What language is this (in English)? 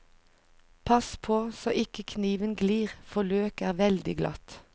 Norwegian